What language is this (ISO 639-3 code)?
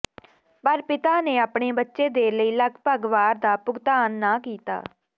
pan